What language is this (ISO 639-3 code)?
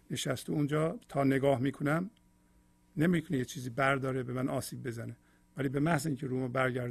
fas